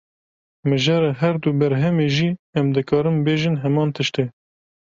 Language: Kurdish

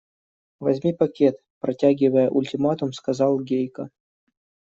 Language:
Russian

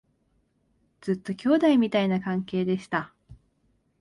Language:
Japanese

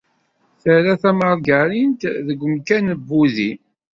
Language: Kabyle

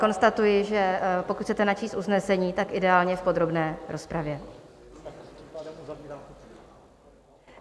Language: Czech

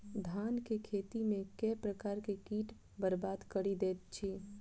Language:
Maithili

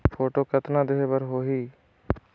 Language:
Chhattisgarhi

